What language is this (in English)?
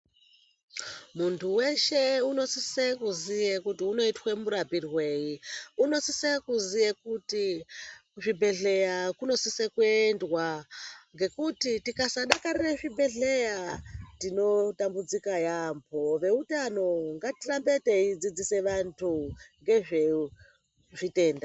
Ndau